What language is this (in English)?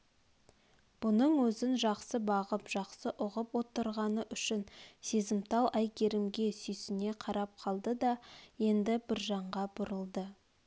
Kazakh